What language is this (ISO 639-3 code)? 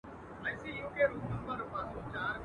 pus